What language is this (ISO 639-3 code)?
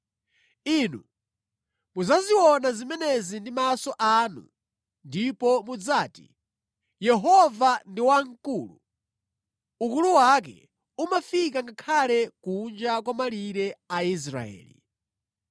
nya